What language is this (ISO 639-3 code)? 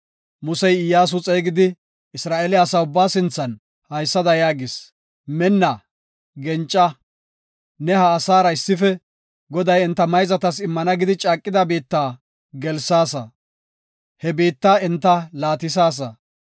gof